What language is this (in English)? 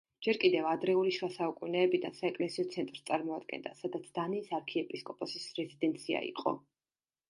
Georgian